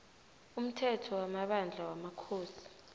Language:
South Ndebele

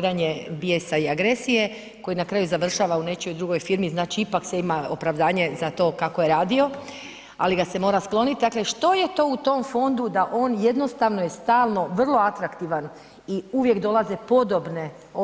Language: Croatian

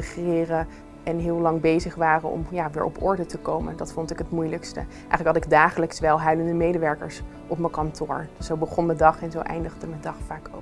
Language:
Dutch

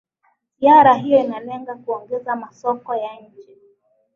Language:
Swahili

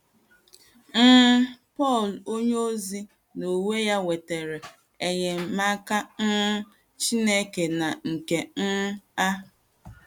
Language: Igbo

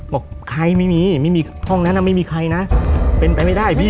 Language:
Thai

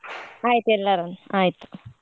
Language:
Kannada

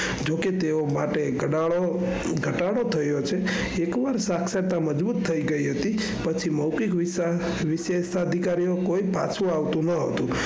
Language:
Gujarati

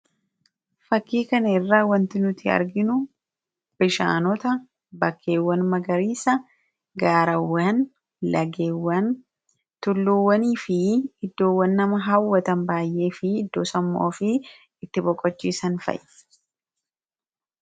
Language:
Oromo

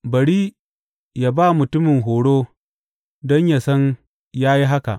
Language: Hausa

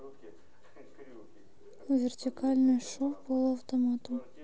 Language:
Russian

